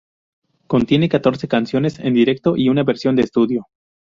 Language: Spanish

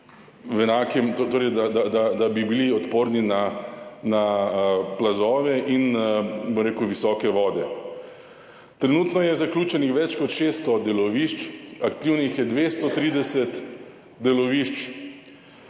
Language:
Slovenian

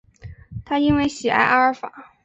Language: Chinese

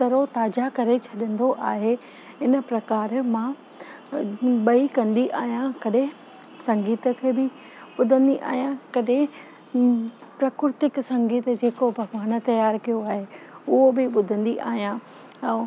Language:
Sindhi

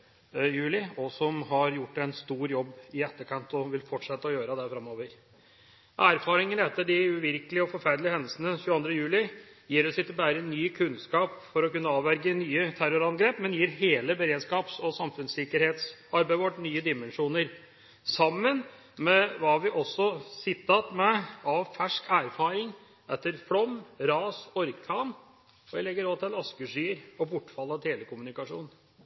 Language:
Norwegian Bokmål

